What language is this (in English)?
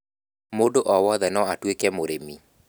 Kikuyu